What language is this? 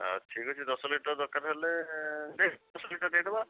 Odia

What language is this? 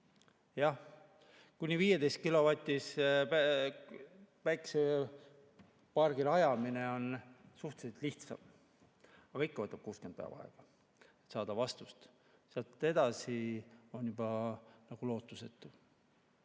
Estonian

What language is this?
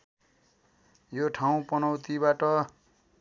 Nepali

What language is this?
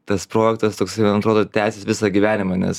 Lithuanian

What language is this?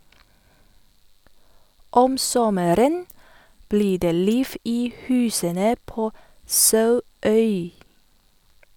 Norwegian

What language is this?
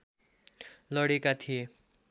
Nepali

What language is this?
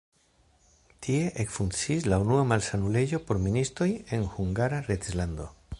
Esperanto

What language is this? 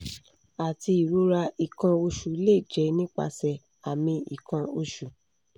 Yoruba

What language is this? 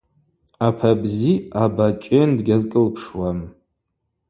Abaza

